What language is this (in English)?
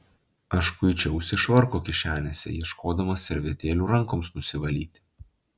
Lithuanian